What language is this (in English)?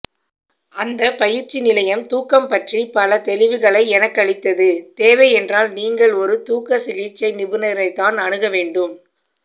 Tamil